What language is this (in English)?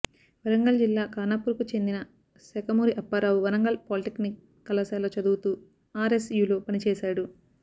Telugu